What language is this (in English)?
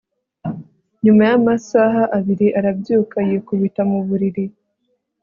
Kinyarwanda